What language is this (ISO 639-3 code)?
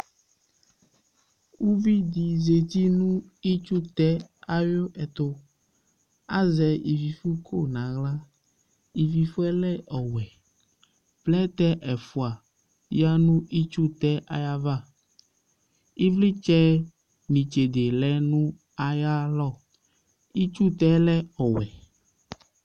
kpo